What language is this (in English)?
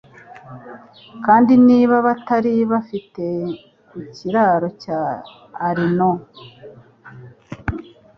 Kinyarwanda